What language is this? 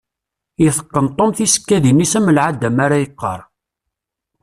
Kabyle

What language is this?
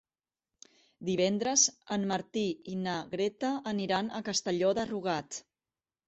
Catalan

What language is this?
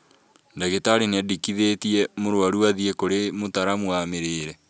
Kikuyu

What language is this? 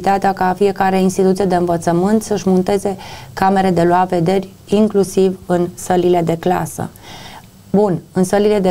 Romanian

